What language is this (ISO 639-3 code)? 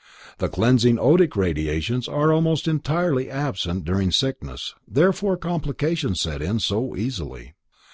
eng